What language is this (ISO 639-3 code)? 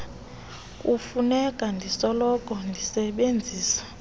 xho